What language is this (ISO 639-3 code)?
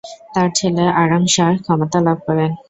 ben